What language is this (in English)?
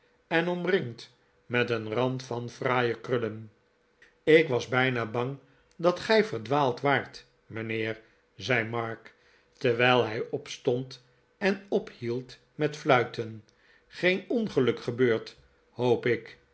Dutch